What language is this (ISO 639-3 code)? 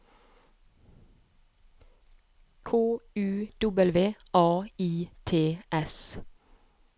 nor